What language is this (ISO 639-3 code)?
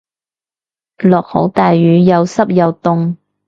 yue